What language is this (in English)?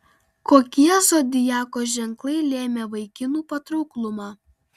Lithuanian